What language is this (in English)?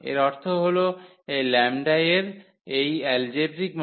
Bangla